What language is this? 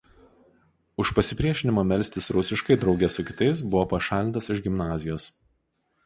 Lithuanian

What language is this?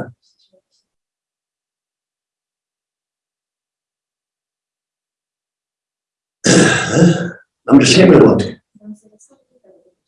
Korean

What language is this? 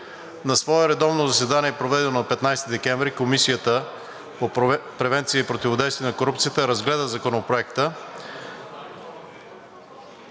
Bulgarian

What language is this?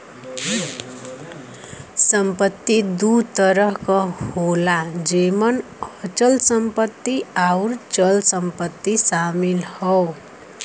Bhojpuri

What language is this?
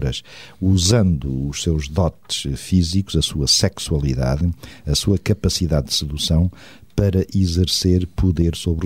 Portuguese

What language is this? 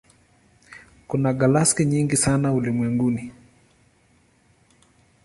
Swahili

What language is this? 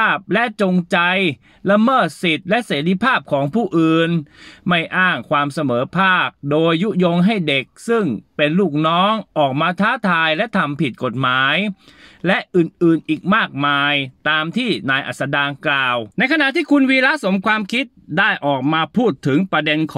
Thai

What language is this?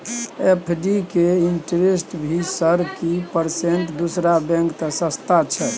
Maithili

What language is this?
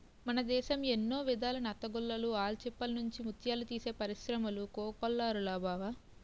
Telugu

